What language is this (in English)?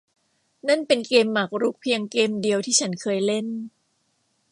Thai